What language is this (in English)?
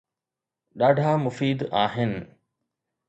Sindhi